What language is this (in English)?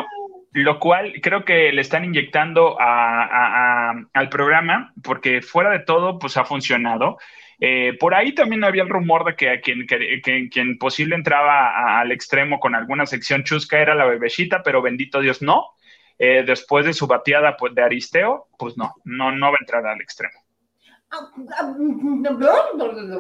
Spanish